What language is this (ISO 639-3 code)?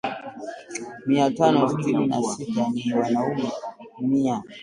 swa